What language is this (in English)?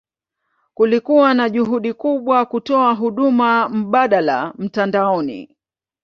Swahili